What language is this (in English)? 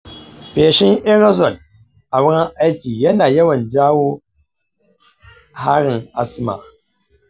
Hausa